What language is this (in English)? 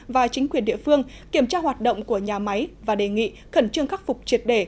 Vietnamese